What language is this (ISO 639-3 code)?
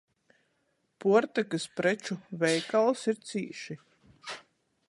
ltg